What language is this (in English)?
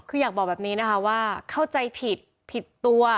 Thai